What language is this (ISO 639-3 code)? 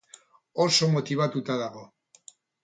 eus